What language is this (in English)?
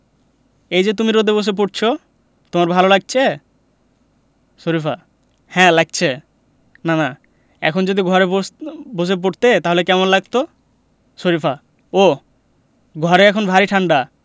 Bangla